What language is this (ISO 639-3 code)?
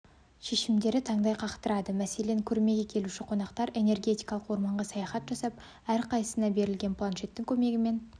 kaz